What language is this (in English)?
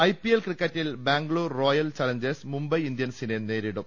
Malayalam